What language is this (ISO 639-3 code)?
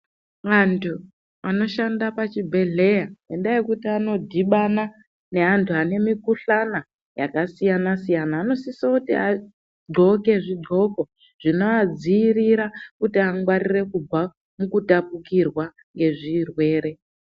ndc